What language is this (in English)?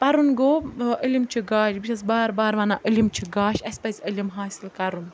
Kashmiri